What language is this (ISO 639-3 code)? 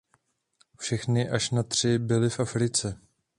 ces